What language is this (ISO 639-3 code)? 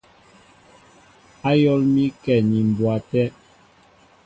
mbo